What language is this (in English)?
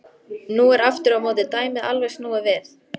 Icelandic